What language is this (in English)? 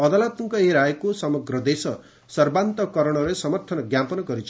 Odia